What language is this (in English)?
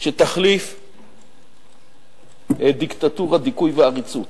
Hebrew